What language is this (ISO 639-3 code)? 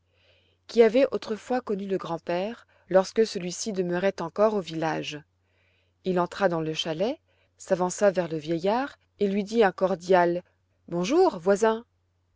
fra